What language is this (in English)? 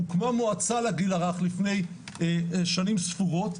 Hebrew